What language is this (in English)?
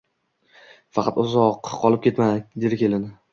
Uzbek